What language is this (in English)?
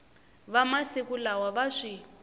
Tsonga